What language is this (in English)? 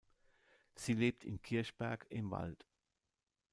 German